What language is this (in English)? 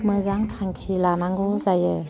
Bodo